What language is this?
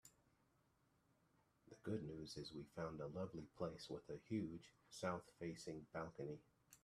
English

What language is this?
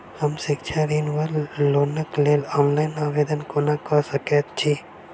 Maithili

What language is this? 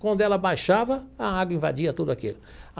Portuguese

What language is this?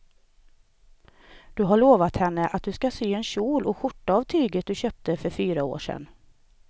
Swedish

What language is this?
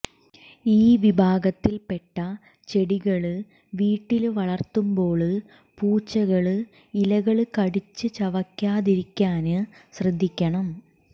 Malayalam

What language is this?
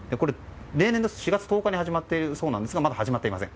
Japanese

